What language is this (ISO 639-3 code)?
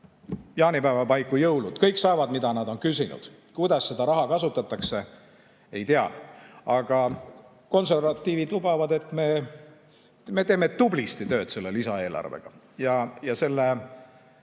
est